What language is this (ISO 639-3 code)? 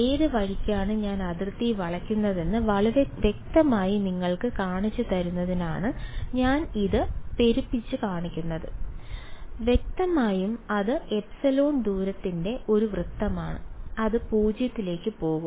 mal